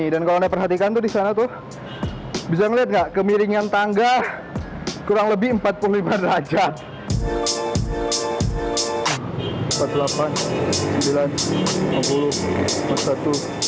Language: Indonesian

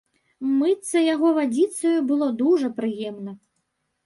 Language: Belarusian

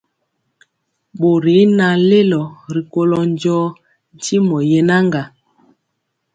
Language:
Mpiemo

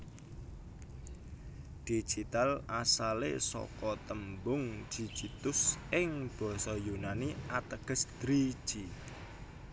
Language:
Javanese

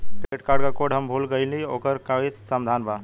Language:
Bhojpuri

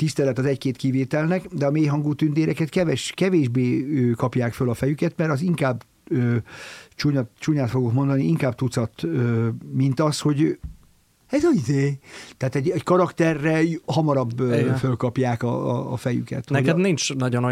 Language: Hungarian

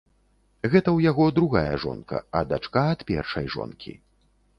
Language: Belarusian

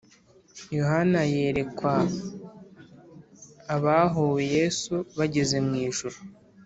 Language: Kinyarwanda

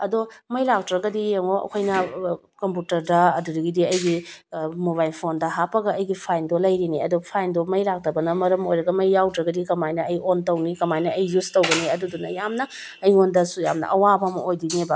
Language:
Manipuri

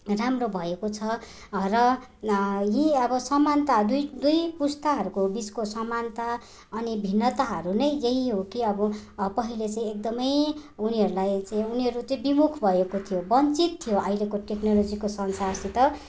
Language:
Nepali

